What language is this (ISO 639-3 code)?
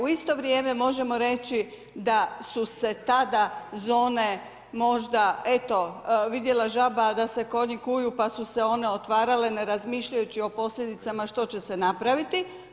hrv